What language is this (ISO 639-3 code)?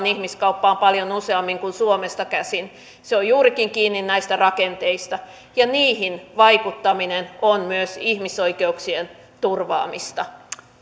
fin